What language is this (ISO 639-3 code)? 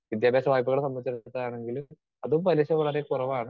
mal